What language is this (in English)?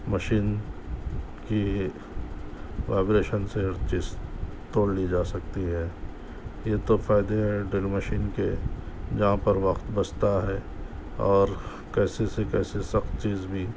Urdu